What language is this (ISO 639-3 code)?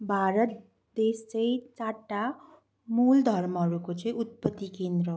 nep